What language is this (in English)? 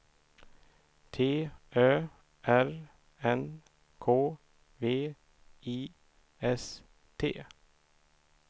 Swedish